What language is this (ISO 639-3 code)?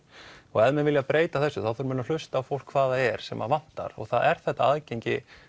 isl